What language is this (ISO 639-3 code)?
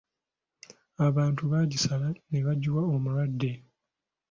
lug